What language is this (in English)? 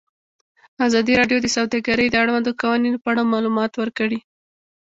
Pashto